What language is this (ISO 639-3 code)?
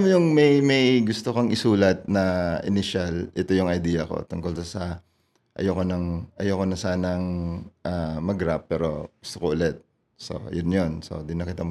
fil